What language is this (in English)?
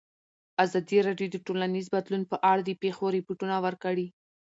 Pashto